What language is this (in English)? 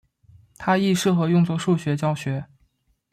Chinese